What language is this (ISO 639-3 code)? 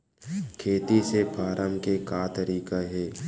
hne